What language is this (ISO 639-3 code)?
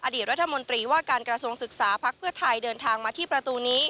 tha